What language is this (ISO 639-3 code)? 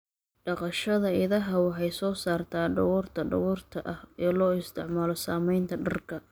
som